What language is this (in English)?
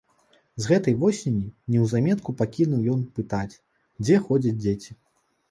Belarusian